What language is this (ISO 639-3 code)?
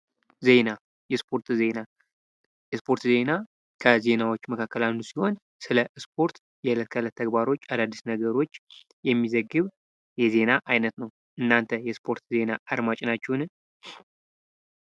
amh